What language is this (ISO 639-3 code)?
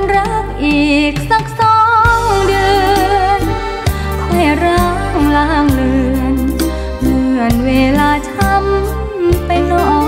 tha